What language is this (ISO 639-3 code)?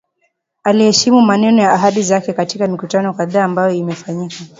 swa